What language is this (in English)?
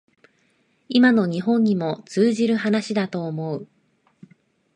Japanese